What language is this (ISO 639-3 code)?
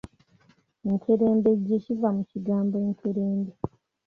lug